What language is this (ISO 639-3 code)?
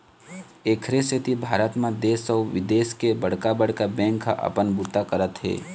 hne